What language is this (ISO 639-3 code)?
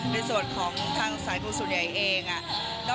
tha